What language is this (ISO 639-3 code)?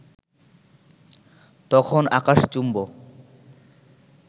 ben